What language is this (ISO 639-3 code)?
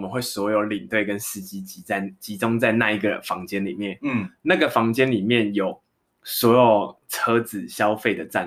zho